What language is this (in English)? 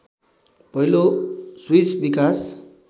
Nepali